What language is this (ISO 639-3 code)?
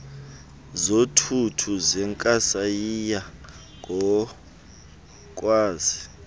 xho